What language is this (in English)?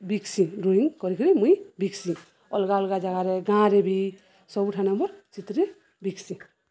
Odia